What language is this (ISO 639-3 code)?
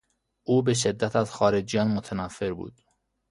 fas